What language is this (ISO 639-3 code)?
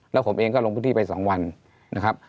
tha